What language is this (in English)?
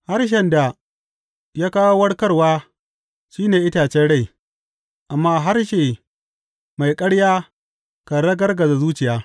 Hausa